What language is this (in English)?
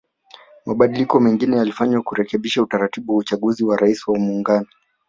Swahili